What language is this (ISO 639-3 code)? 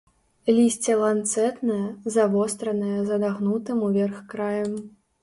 bel